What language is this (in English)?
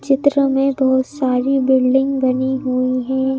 Hindi